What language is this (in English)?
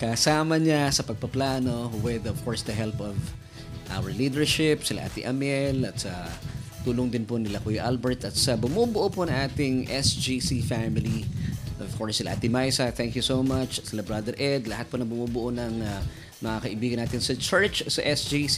Filipino